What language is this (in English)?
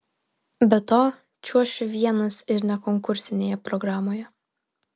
Lithuanian